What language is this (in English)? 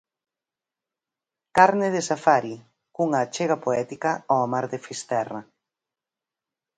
Galician